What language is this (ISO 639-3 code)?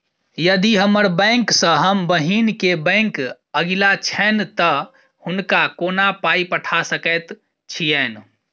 mai